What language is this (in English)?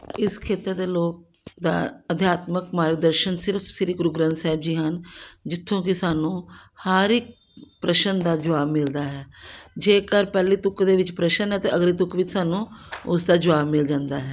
Punjabi